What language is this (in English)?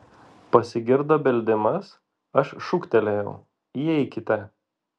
Lithuanian